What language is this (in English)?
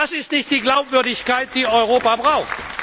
German